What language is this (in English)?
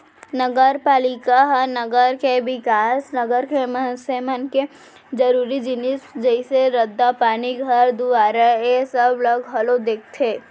Chhattisgarhi